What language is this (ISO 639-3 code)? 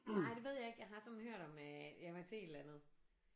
dan